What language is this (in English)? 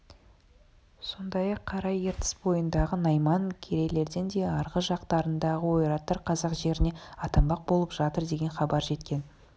Kazakh